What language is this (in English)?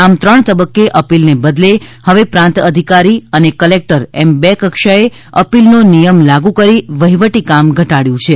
Gujarati